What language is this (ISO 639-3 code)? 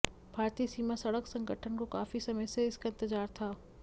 hin